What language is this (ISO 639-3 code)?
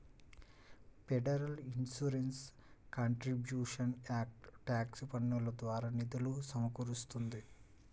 tel